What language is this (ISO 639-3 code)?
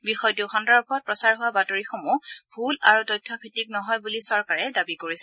asm